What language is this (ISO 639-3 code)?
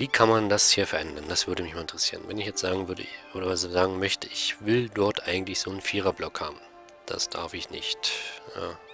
deu